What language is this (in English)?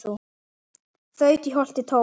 Icelandic